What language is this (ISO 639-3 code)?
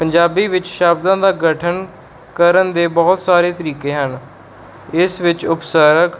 pan